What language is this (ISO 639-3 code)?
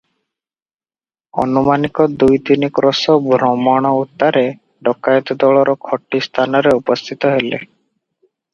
ori